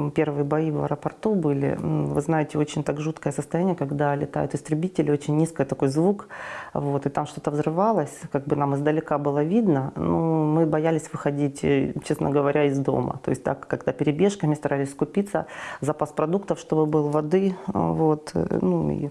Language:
Russian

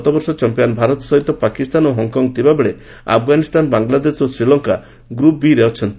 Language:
Odia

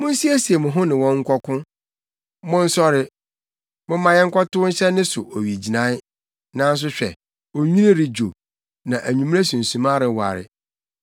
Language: Akan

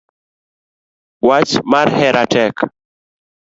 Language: Luo (Kenya and Tanzania)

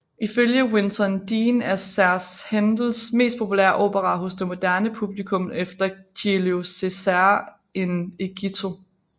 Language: Danish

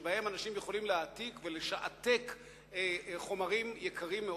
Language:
Hebrew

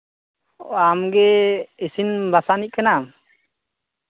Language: Santali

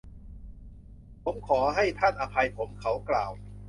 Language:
Thai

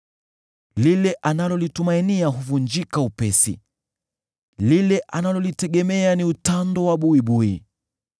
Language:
Swahili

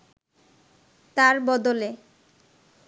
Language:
Bangla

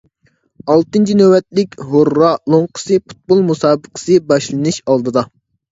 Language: Uyghur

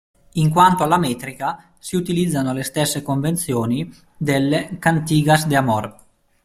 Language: Italian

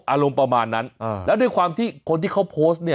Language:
Thai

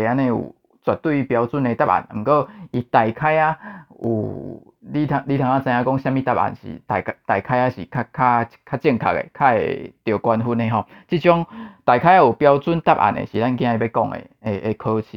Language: Chinese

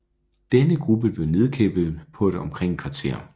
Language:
Danish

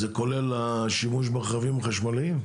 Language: Hebrew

